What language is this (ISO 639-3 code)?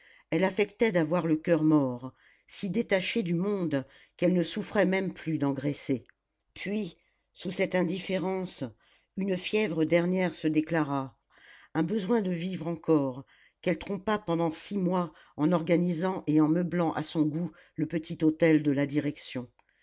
fra